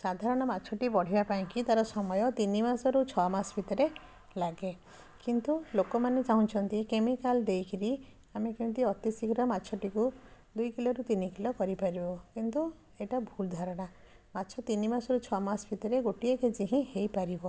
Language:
Odia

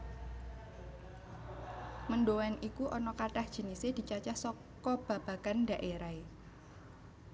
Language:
Javanese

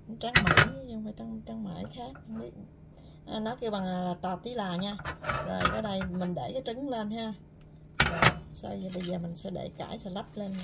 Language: Vietnamese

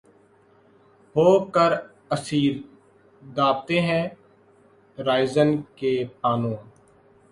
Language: Urdu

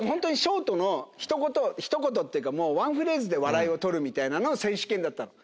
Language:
Japanese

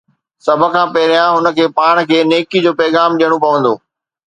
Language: Sindhi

